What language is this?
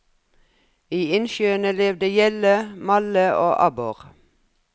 Norwegian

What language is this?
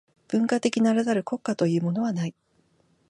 Japanese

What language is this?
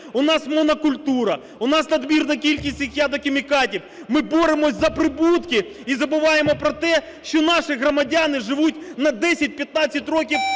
Ukrainian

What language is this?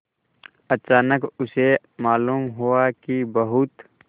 Hindi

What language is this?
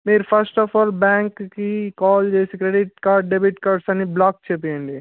Telugu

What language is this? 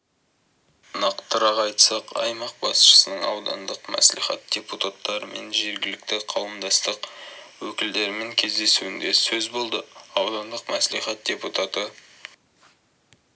Kazakh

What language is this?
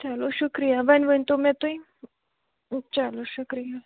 Kashmiri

